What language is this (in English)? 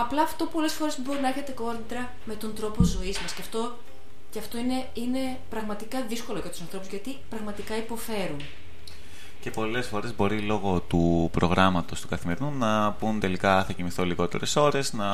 Greek